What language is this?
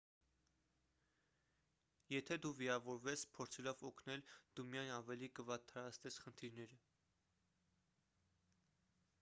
Armenian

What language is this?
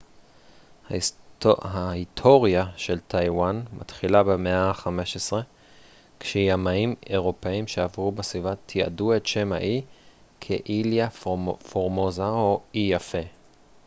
Hebrew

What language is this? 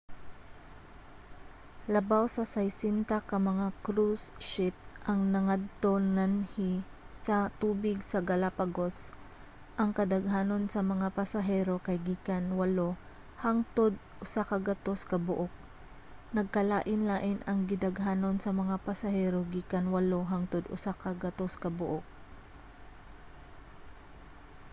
Cebuano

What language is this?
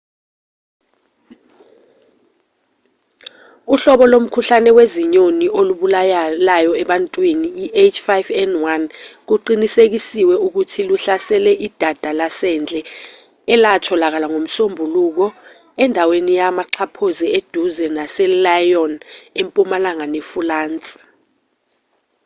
Zulu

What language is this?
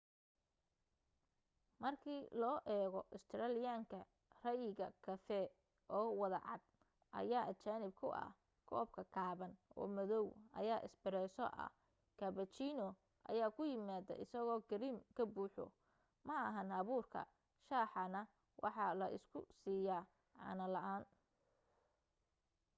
Somali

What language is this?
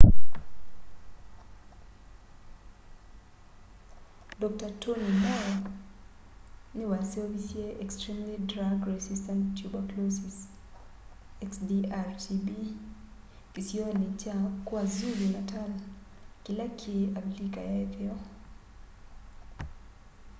Kamba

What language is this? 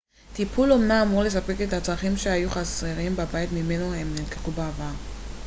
Hebrew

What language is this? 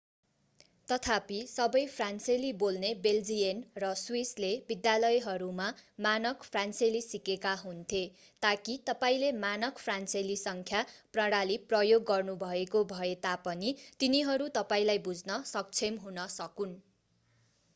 Nepali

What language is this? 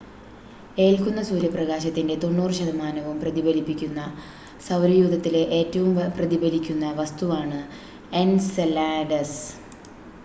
Malayalam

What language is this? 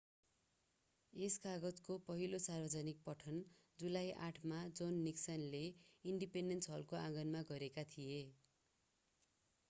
Nepali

